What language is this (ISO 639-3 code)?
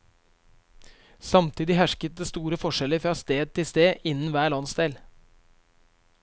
nor